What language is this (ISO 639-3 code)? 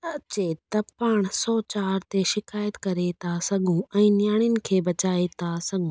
snd